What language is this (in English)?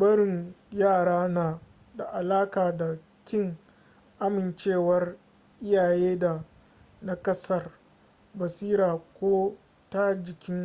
Hausa